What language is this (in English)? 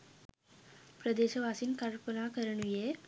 Sinhala